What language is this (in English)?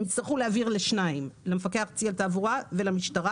Hebrew